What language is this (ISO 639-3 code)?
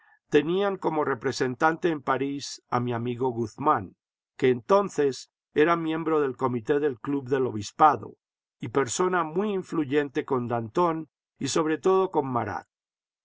spa